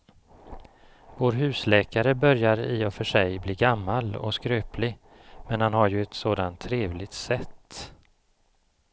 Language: Swedish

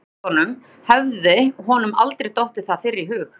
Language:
Icelandic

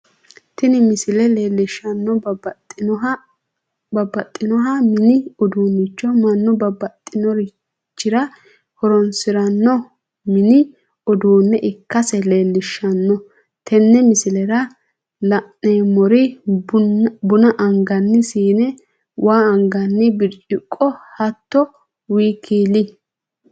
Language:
Sidamo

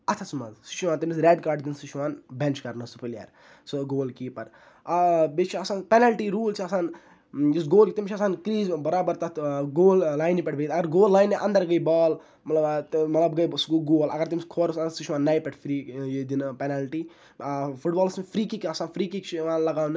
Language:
Kashmiri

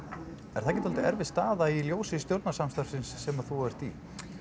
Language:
Icelandic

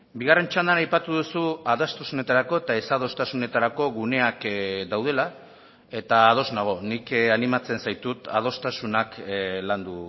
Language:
Basque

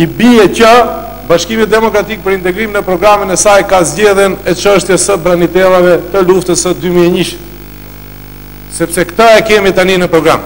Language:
Romanian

